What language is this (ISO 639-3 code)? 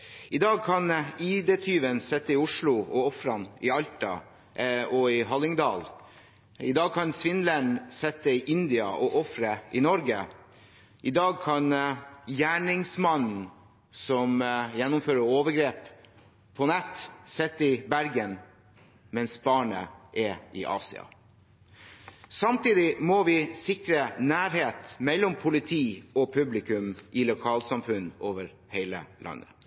nob